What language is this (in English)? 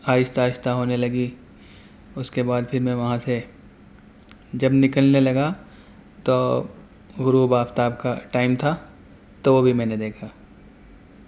Urdu